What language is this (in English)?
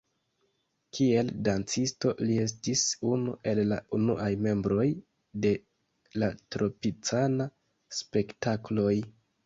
Esperanto